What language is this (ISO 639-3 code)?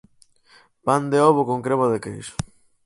glg